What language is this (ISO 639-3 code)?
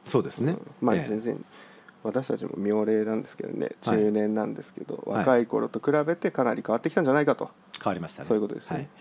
jpn